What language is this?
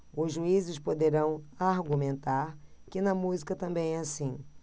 Portuguese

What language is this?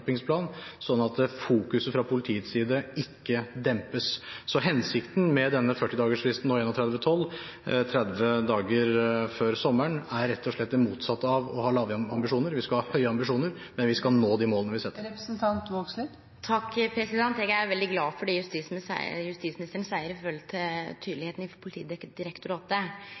Norwegian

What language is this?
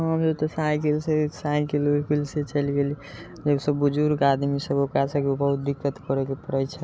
Maithili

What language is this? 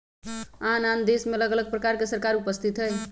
Magahi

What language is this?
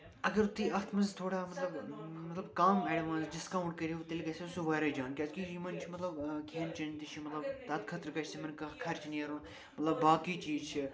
Kashmiri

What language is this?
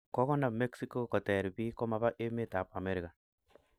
Kalenjin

